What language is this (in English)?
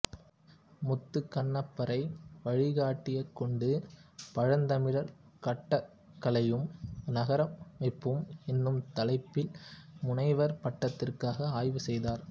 Tamil